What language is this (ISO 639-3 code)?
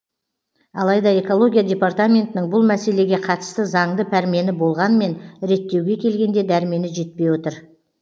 kaz